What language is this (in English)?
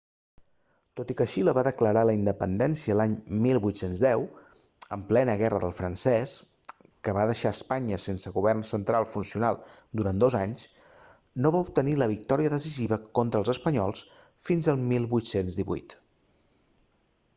Catalan